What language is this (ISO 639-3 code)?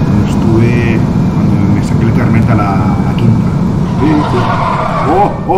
spa